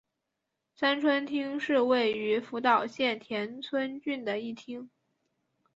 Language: Chinese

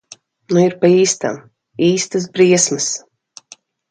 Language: Latvian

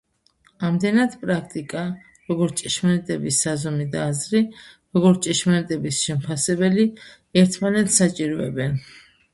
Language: Georgian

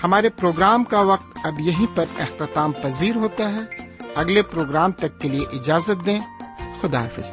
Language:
Urdu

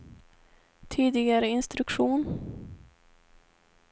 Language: Swedish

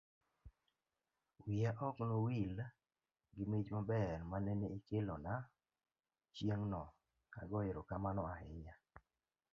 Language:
Luo (Kenya and Tanzania)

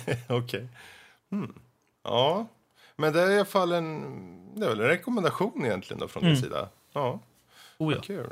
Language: Swedish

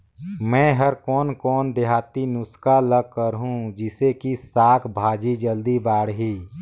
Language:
Chhattisgarhi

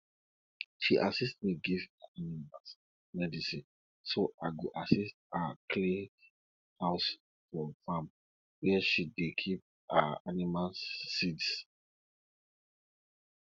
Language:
Nigerian Pidgin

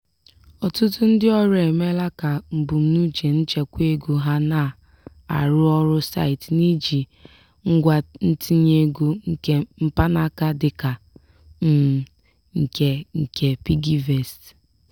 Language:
Igbo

